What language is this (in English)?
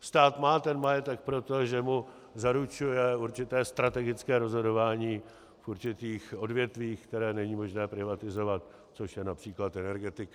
Czech